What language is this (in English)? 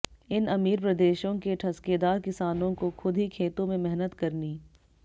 Hindi